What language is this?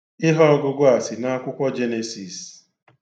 Igbo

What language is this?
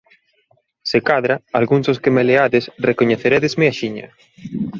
Galician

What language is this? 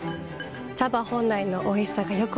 Japanese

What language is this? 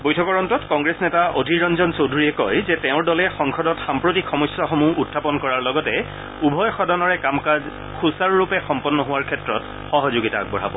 Assamese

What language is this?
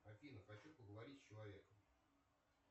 Russian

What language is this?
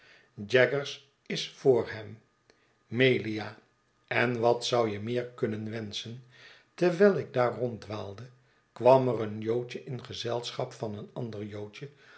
Dutch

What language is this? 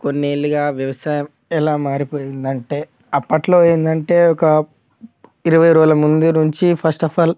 Telugu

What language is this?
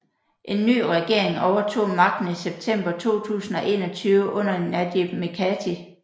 Danish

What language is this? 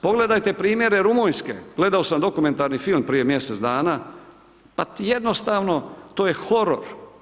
Croatian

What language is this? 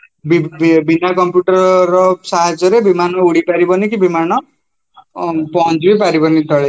Odia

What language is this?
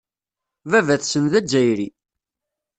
Kabyle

